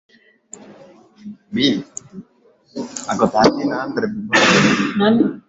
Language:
Swahili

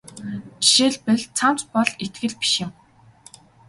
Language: Mongolian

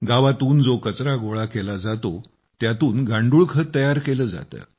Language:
Marathi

